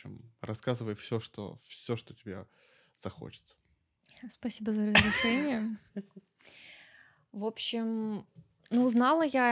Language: Russian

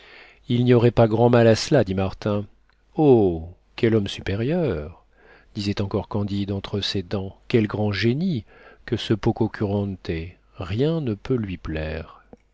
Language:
French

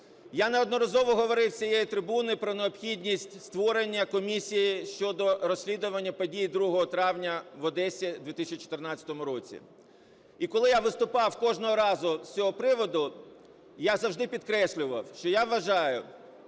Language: Ukrainian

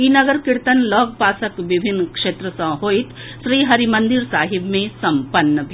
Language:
Maithili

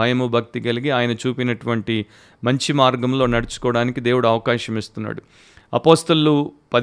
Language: Telugu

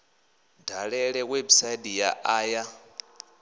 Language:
Venda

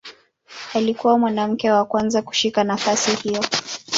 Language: Swahili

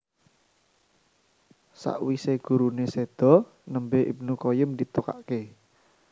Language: Javanese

